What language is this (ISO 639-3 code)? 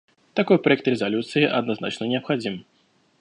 rus